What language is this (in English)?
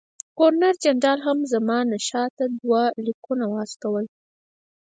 Pashto